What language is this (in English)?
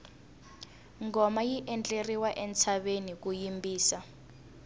Tsonga